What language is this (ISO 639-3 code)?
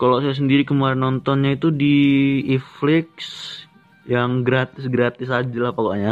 ind